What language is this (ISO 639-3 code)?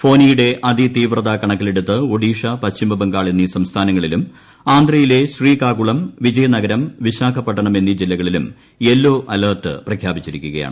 mal